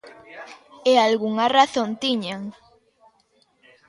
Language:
Galician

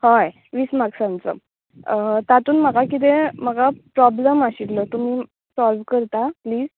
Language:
Konkani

